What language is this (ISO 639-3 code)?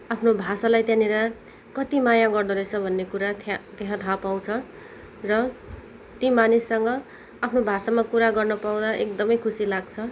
nep